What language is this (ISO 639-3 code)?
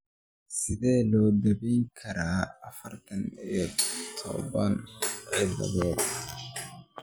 som